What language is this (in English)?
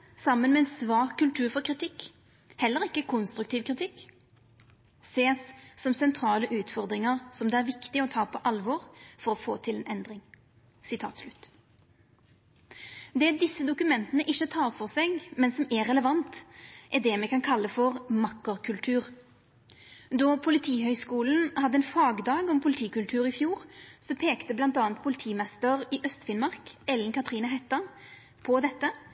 Norwegian Nynorsk